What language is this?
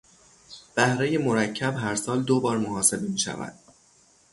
Persian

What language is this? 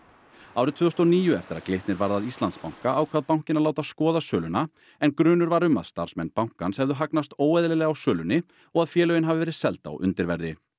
Icelandic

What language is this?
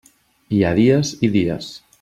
Catalan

